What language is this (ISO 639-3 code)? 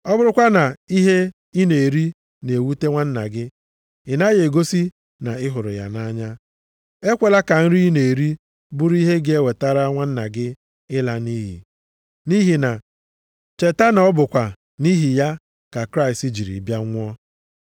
ibo